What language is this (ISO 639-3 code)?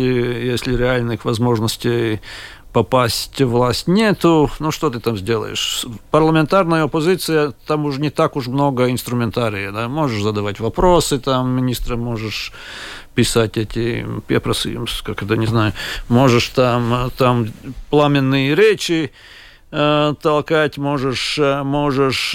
rus